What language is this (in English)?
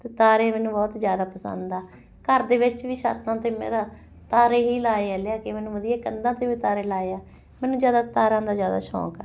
Punjabi